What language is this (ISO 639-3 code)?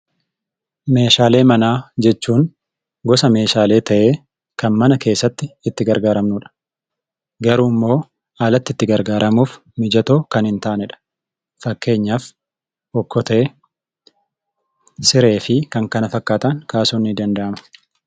orm